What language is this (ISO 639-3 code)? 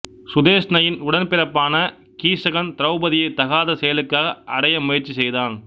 tam